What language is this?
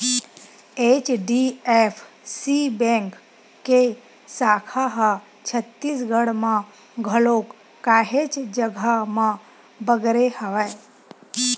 Chhattisgarhi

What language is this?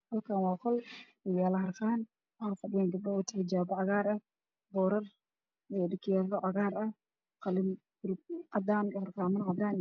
Somali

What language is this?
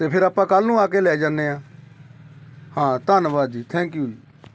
Punjabi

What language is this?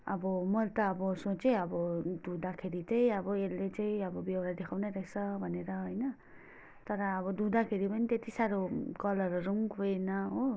Nepali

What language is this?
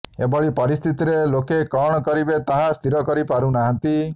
Odia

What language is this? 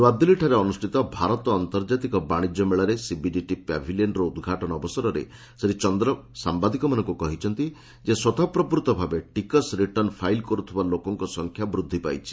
Odia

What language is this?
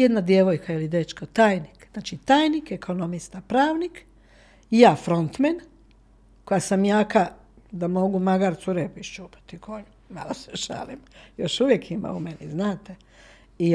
Croatian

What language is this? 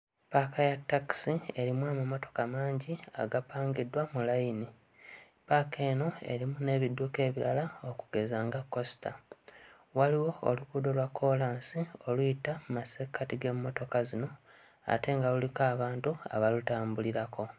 Ganda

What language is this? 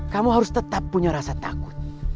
Indonesian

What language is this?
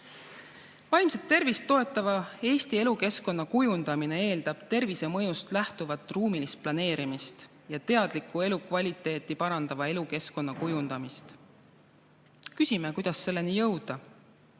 Estonian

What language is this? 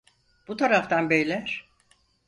Turkish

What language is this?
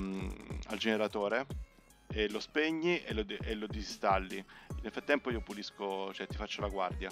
Italian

